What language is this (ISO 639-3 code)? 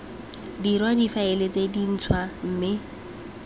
tsn